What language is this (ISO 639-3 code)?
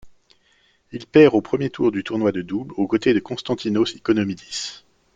fra